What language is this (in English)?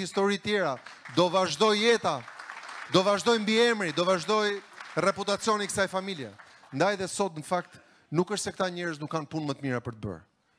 Romanian